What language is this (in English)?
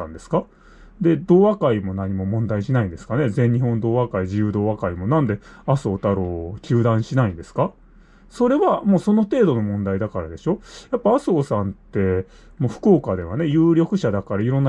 Japanese